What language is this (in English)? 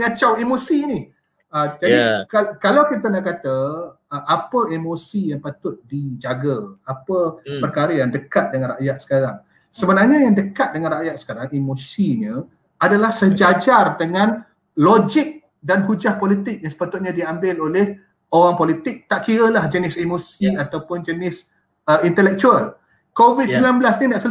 Malay